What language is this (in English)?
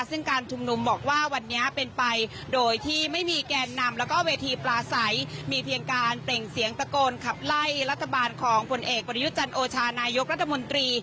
Thai